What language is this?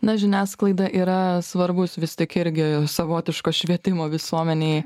Lithuanian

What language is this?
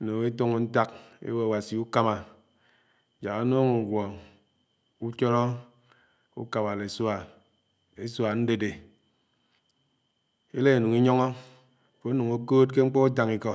Anaang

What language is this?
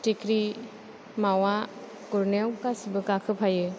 Bodo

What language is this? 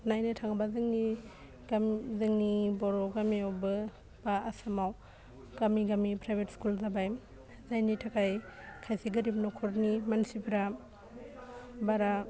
Bodo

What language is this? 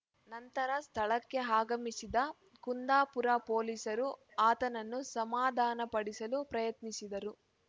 Kannada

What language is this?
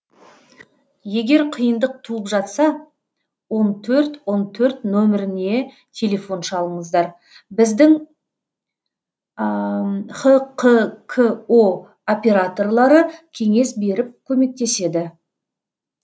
Kazakh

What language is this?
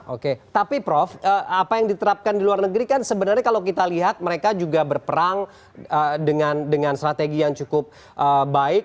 Indonesian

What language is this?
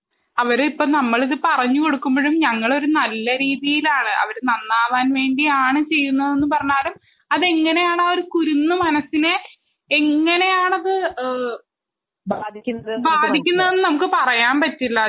Malayalam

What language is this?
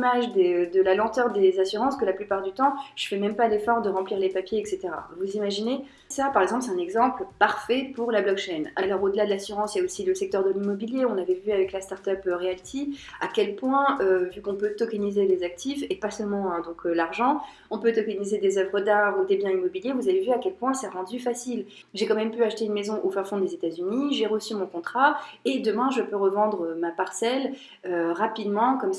French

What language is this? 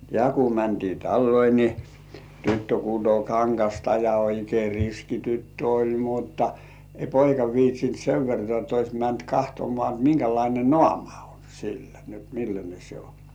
Finnish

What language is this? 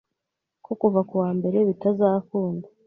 Kinyarwanda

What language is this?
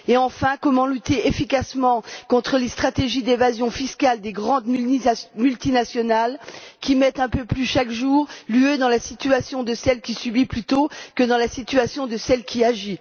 French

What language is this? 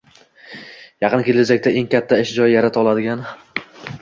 Uzbek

